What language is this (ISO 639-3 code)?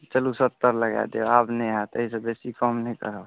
mai